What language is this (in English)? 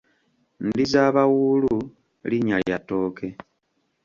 Ganda